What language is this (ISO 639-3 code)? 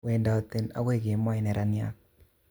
kln